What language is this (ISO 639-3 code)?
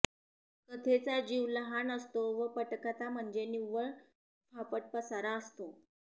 mar